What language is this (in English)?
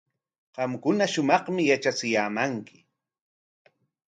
Corongo Ancash Quechua